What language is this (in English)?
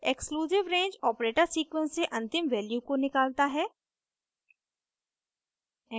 Hindi